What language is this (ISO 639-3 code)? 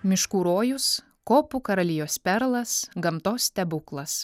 lit